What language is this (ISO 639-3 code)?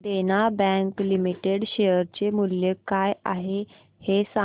mar